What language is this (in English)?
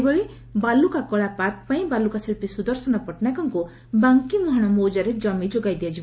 Odia